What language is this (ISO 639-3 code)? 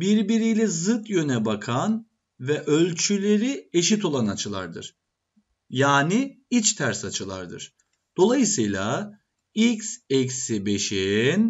tur